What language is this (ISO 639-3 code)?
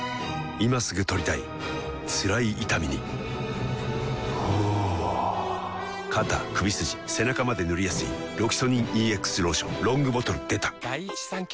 jpn